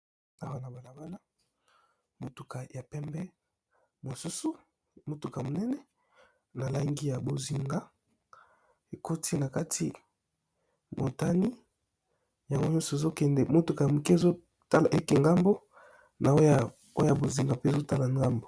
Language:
Lingala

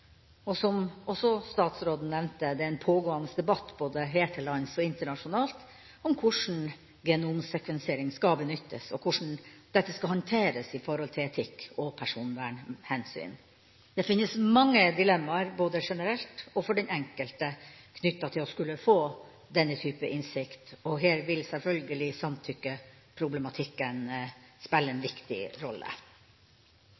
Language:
Norwegian Bokmål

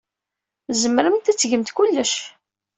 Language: Kabyle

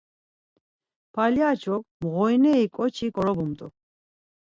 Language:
Laz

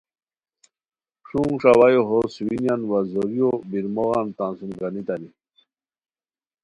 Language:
Khowar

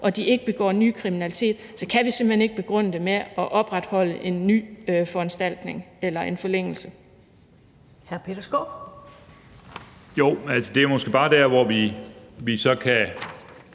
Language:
Danish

